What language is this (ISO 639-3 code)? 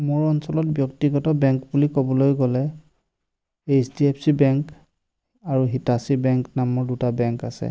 asm